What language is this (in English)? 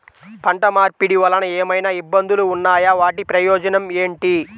Telugu